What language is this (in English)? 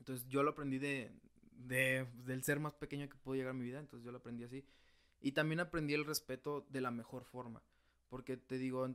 Spanish